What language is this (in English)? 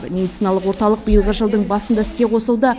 Kazakh